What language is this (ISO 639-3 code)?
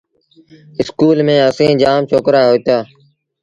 sbn